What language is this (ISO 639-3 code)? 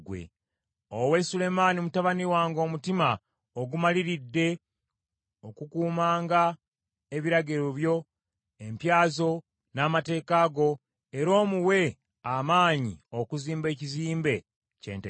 lug